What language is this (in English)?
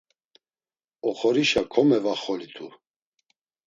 Laz